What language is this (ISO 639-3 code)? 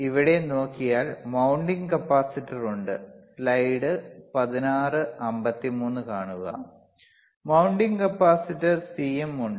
mal